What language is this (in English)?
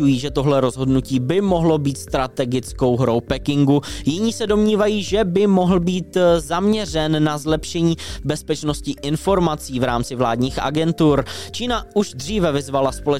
Czech